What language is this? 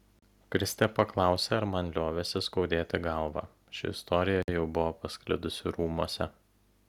Lithuanian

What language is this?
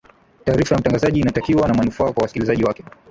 Swahili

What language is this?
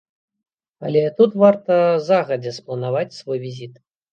Belarusian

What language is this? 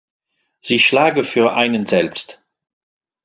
German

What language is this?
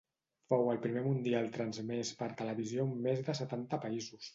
Catalan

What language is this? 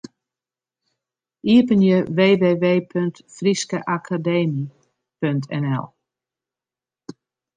Western Frisian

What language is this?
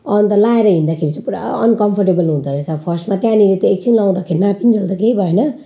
Nepali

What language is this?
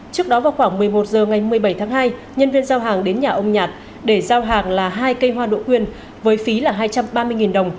Vietnamese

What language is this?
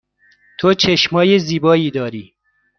Persian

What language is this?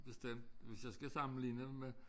Danish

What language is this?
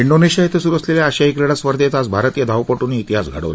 Marathi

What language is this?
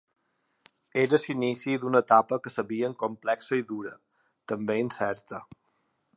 Catalan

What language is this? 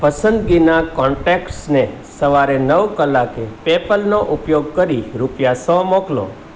Gujarati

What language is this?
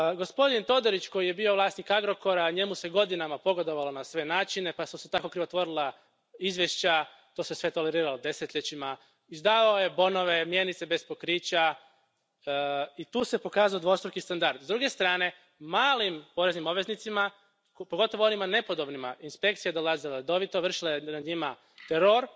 Croatian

